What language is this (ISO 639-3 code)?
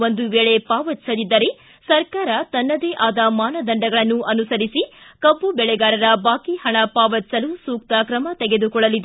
kan